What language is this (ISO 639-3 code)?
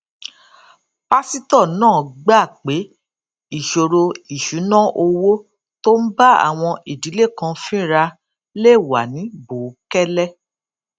yor